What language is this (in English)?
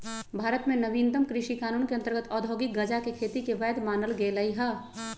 Magahi